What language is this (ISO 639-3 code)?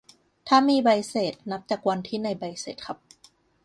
tha